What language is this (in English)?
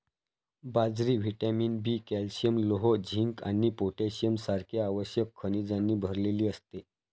Marathi